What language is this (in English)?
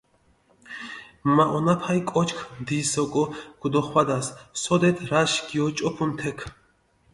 Mingrelian